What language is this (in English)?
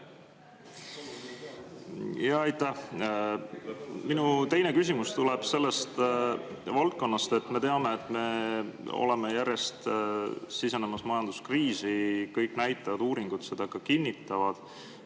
Estonian